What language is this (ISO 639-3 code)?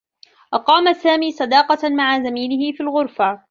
ara